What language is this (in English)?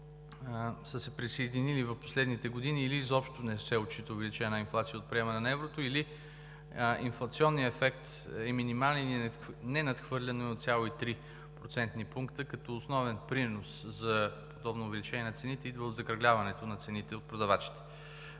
Bulgarian